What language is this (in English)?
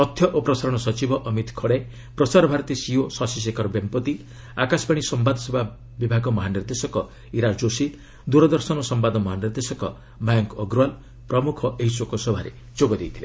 Odia